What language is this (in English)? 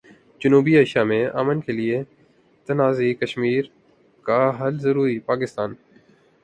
Urdu